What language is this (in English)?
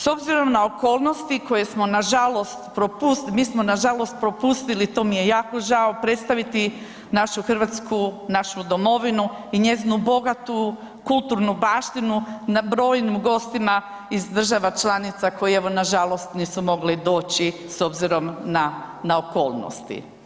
Croatian